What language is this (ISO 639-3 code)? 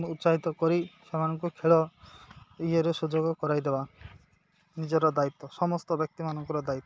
ori